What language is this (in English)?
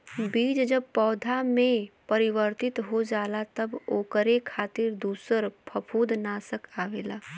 Bhojpuri